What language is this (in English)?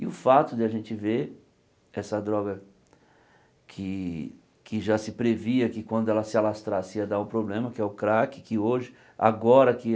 Portuguese